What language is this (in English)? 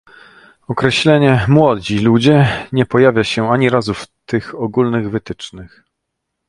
Polish